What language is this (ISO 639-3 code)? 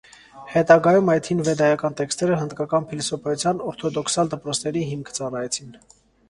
hye